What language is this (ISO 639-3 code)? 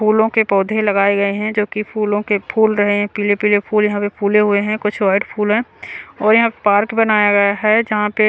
hin